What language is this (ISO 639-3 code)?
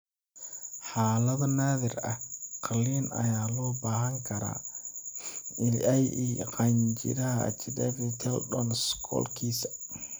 som